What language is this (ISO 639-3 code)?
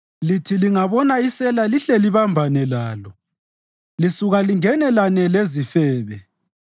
nde